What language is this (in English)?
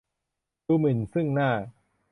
Thai